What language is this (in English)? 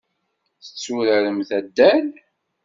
Kabyle